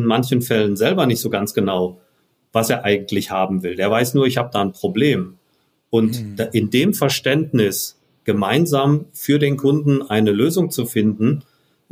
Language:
German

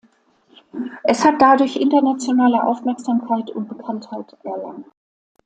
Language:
German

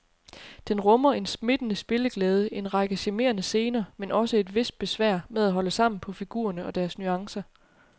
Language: Danish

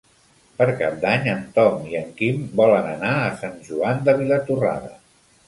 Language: Catalan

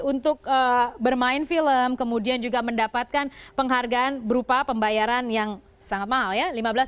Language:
Indonesian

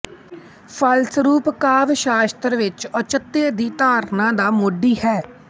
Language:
Punjabi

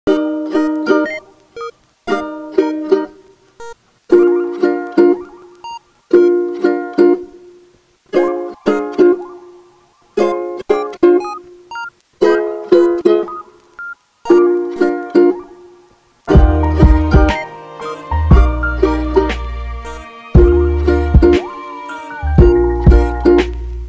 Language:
Korean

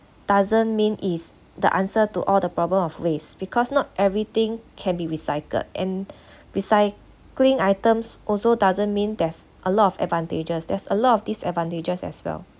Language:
English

